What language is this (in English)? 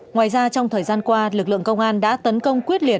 Vietnamese